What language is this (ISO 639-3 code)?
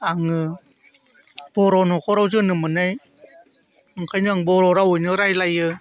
brx